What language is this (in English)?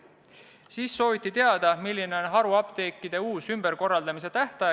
Estonian